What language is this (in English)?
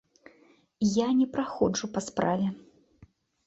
Belarusian